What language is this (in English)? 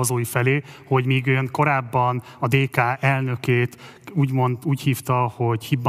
Hungarian